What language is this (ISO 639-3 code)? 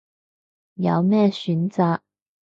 yue